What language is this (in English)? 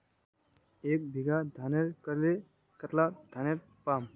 Magahi